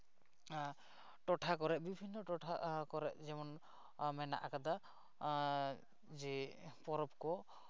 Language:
Santali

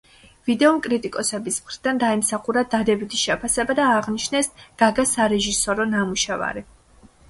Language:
Georgian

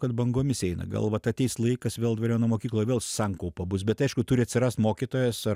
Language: Lithuanian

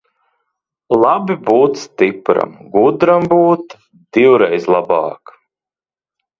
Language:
Latvian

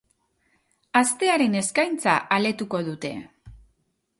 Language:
Basque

